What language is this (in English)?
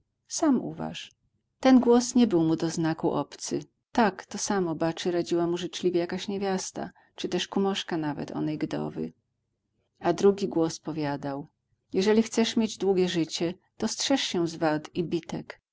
Polish